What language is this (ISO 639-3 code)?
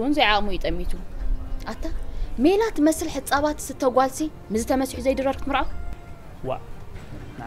ara